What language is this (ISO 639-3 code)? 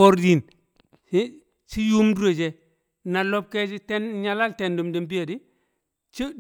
kcq